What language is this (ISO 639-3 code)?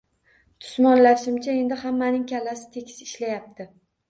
uzb